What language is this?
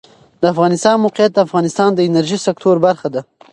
Pashto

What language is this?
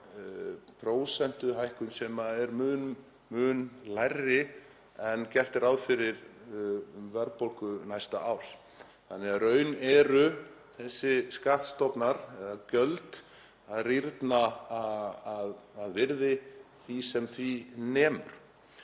Icelandic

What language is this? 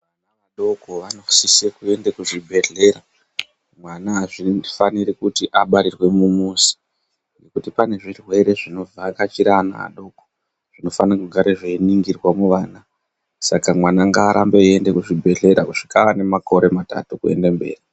Ndau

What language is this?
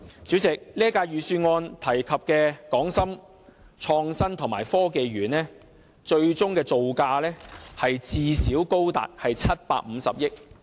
Cantonese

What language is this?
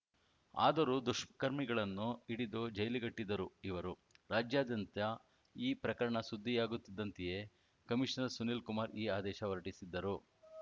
Kannada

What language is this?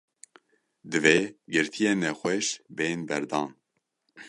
Kurdish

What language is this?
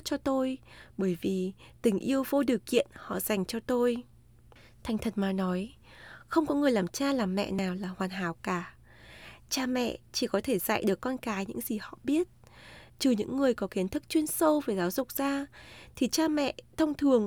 Vietnamese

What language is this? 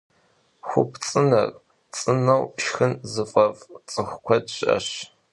Kabardian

